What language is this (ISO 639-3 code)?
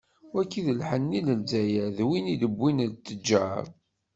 kab